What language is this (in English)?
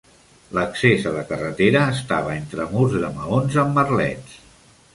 Catalan